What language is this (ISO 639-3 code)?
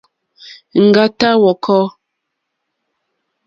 bri